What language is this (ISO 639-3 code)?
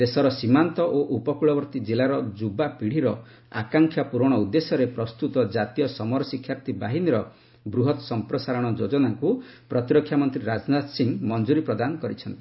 ori